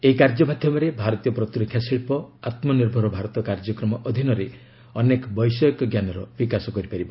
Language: Odia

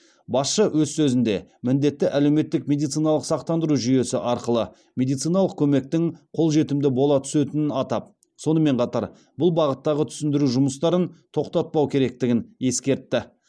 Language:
Kazakh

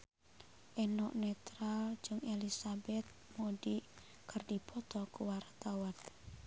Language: Sundanese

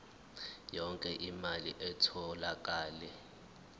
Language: Zulu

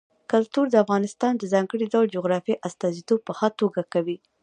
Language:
Pashto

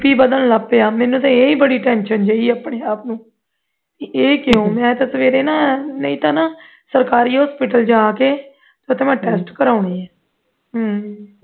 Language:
Punjabi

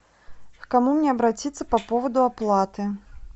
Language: Russian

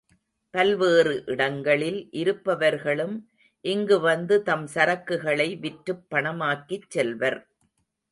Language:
Tamil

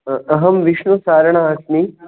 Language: Sanskrit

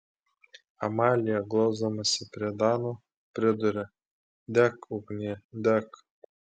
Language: Lithuanian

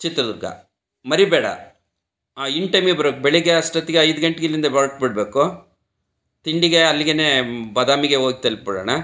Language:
Kannada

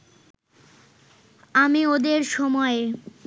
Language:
Bangla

